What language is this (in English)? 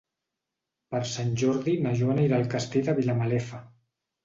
Catalan